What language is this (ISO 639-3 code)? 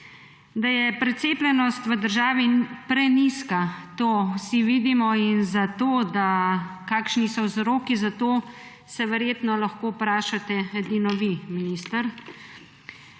slv